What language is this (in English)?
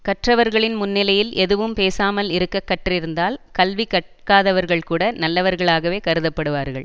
Tamil